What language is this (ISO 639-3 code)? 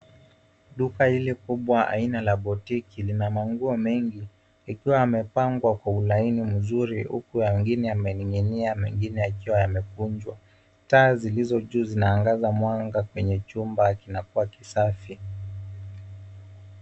swa